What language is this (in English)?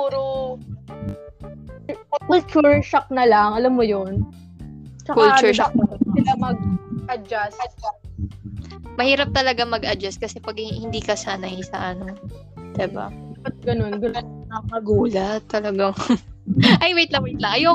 Filipino